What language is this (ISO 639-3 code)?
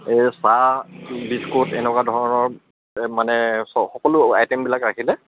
asm